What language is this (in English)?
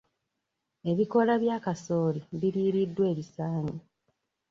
Ganda